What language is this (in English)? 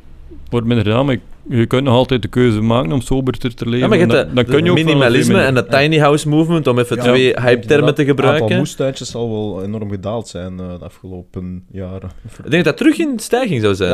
Dutch